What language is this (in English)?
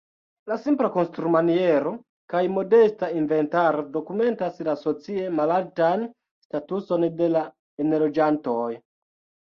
Esperanto